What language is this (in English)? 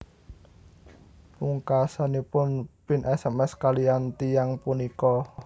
Javanese